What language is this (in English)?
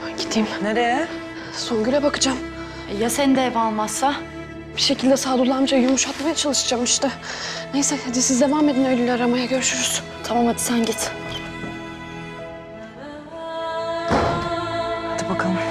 Turkish